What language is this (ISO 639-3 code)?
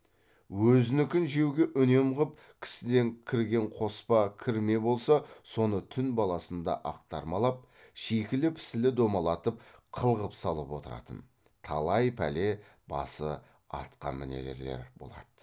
kaz